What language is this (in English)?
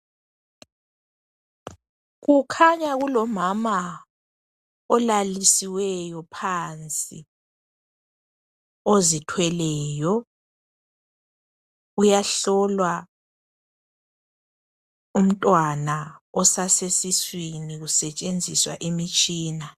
North Ndebele